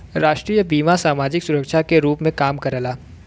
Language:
Bhojpuri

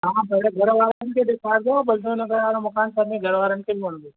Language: Sindhi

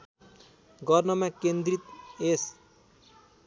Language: Nepali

